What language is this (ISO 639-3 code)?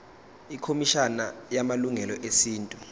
zul